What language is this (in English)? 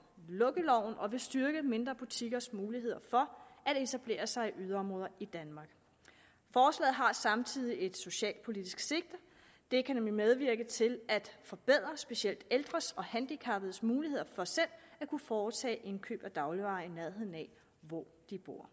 Danish